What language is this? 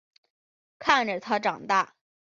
Chinese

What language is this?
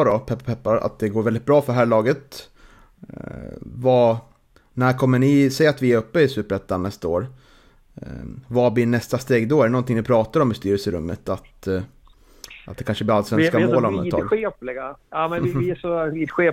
Swedish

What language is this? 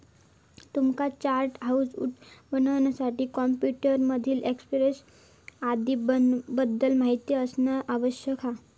Marathi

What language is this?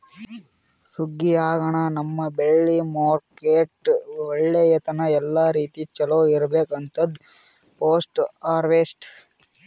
Kannada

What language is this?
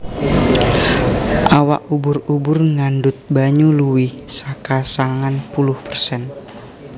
Javanese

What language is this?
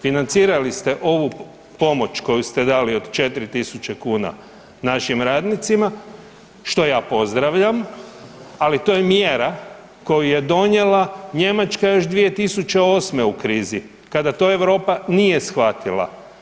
Croatian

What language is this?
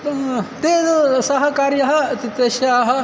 Sanskrit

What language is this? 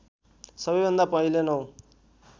Nepali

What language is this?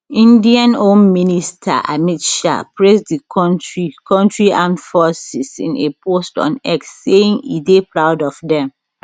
Nigerian Pidgin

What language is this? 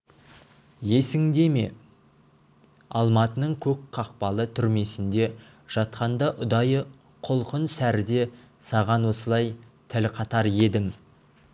Kazakh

